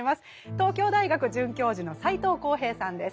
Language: Japanese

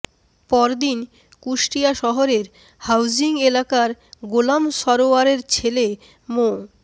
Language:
Bangla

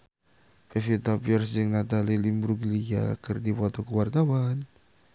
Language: Sundanese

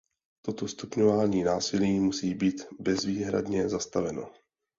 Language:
Czech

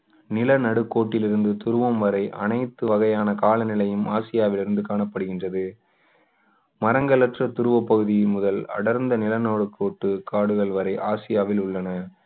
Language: Tamil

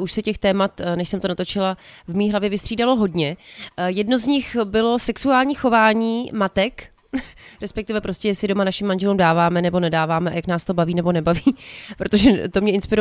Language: Czech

